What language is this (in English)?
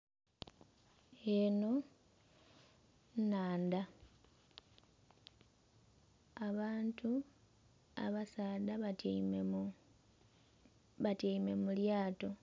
Soga